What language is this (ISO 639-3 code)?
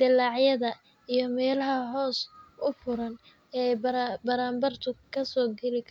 som